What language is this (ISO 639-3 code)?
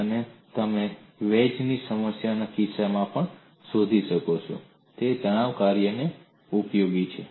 guj